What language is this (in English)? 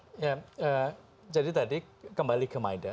Indonesian